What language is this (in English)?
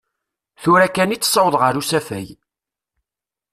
Kabyle